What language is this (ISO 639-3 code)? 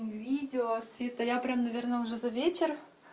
rus